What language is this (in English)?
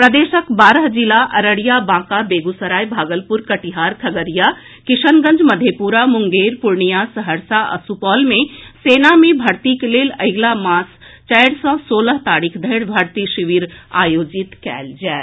Maithili